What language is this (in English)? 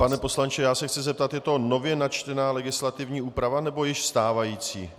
Czech